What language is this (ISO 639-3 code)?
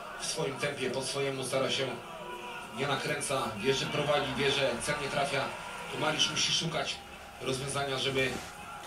pol